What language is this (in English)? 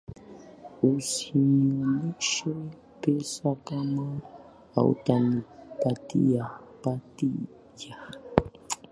Swahili